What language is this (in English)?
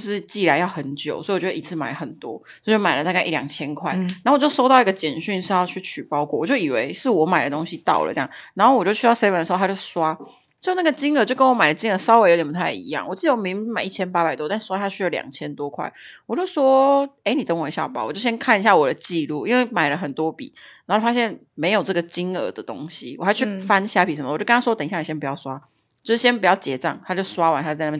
Chinese